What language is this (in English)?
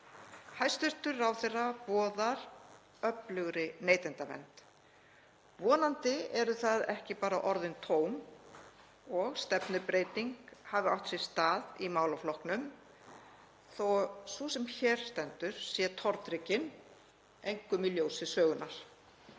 Icelandic